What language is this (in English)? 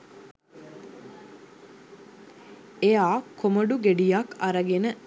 Sinhala